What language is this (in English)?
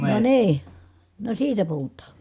Finnish